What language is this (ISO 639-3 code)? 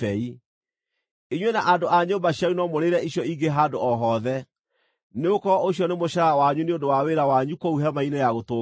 kik